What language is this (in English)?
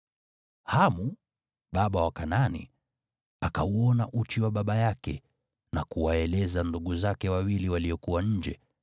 Swahili